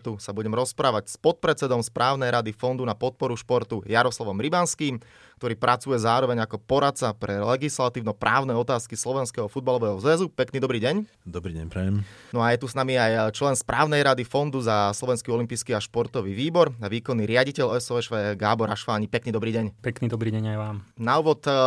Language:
Slovak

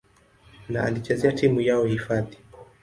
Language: Swahili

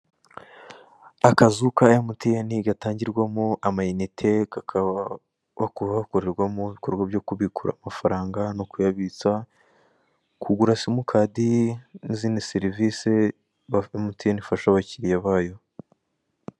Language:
Kinyarwanda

